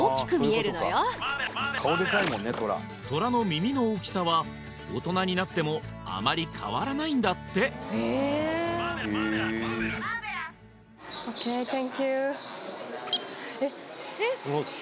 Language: Japanese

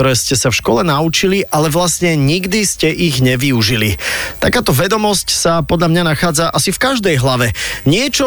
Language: Slovak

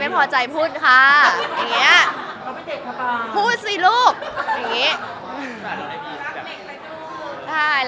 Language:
Thai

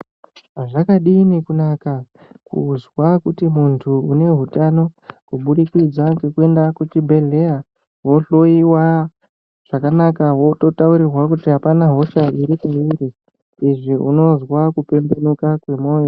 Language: Ndau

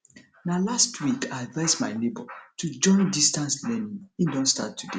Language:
Nigerian Pidgin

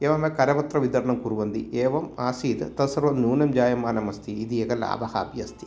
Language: Sanskrit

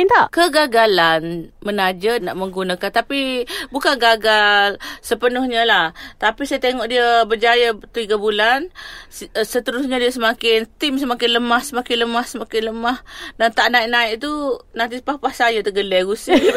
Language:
Malay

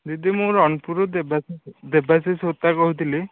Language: Odia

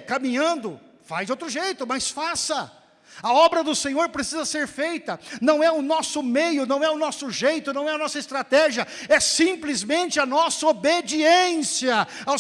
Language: Portuguese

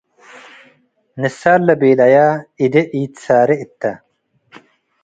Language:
Tigre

